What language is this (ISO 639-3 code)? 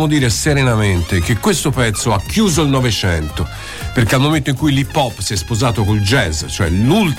ita